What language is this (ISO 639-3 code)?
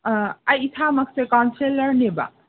mni